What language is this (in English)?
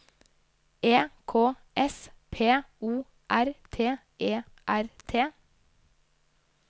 Norwegian